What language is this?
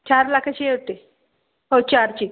Marathi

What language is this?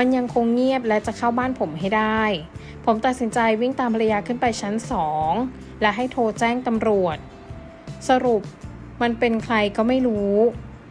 Thai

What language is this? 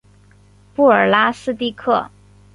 Chinese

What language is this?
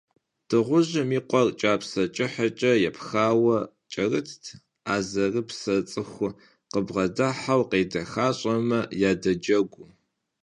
Kabardian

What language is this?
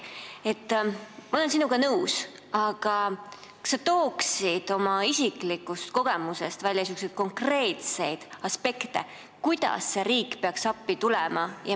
Estonian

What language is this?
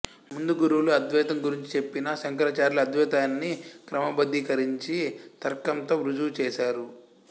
Telugu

